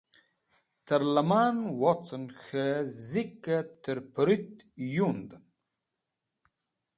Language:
Wakhi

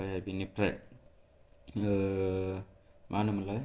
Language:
Bodo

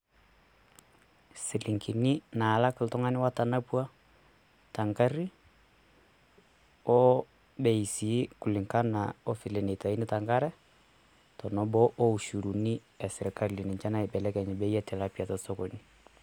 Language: Masai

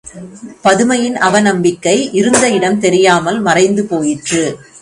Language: Tamil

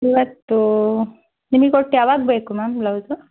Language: Kannada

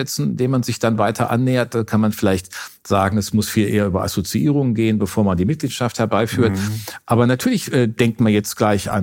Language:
German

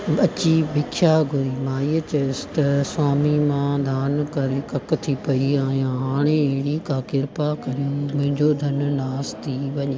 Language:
Sindhi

